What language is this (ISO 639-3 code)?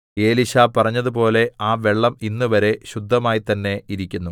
mal